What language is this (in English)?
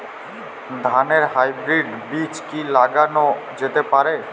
Bangla